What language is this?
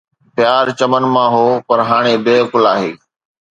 Sindhi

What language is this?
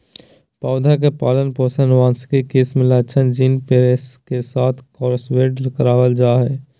Magahi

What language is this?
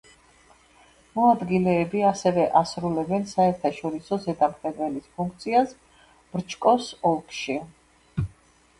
Georgian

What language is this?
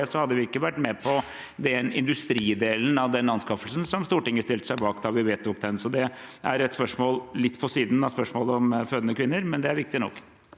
Norwegian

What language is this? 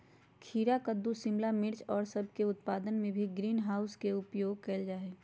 Magahi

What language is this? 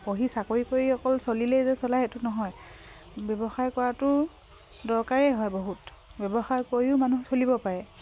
Assamese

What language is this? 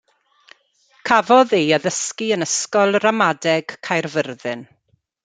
Welsh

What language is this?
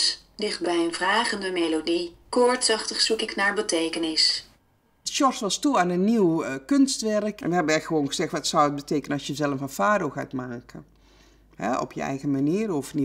Dutch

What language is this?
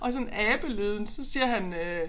Danish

